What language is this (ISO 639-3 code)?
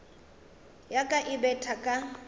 nso